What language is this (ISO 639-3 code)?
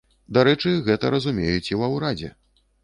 bel